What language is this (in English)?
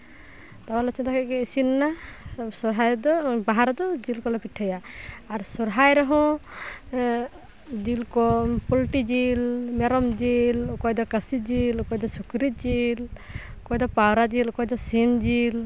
Santali